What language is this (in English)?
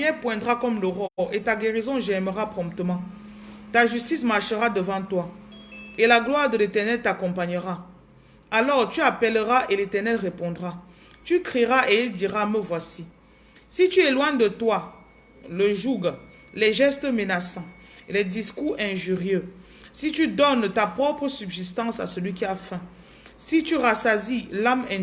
French